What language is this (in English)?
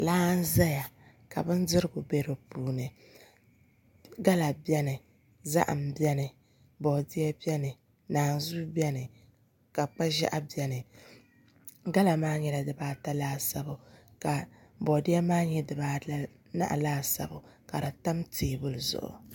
Dagbani